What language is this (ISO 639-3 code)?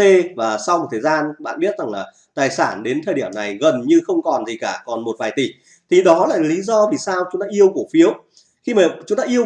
vie